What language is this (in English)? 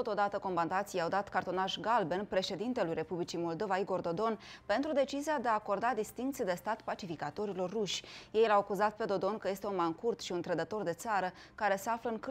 Romanian